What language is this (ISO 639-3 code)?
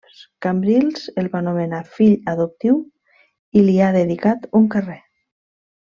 cat